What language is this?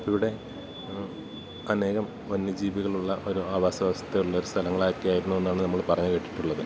Malayalam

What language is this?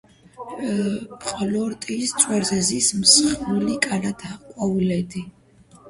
Georgian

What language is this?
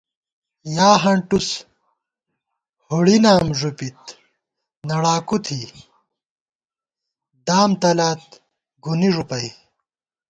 Gawar-Bati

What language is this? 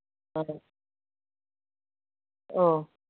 Manipuri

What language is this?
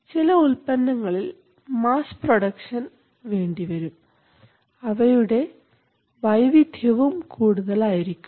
Malayalam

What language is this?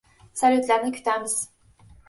Uzbek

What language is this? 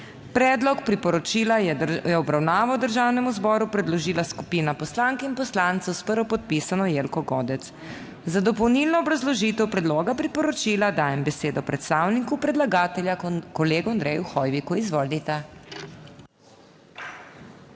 Slovenian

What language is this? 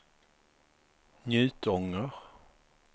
Swedish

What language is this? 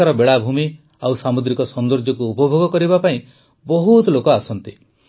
Odia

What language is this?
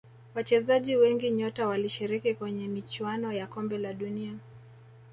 Swahili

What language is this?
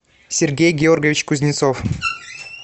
Russian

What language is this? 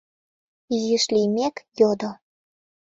Mari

